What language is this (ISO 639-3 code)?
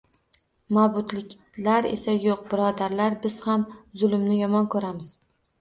uzb